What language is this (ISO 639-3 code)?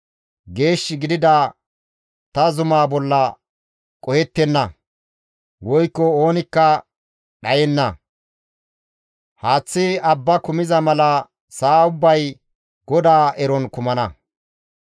gmv